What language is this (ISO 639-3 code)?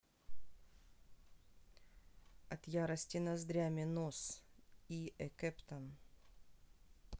rus